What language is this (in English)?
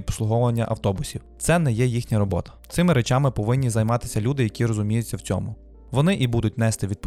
Ukrainian